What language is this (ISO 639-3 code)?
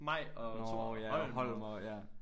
dan